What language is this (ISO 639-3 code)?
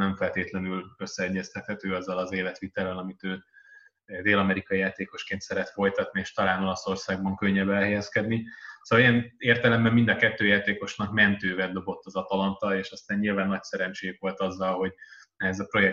hun